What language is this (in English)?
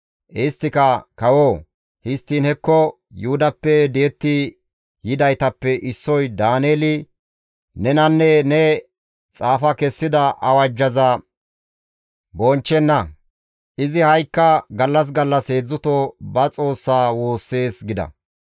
Gamo